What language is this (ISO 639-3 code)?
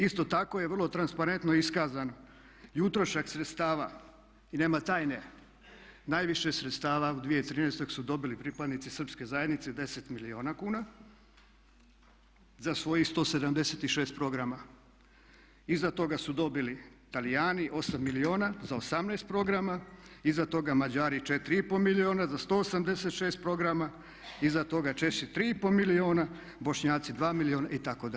hrv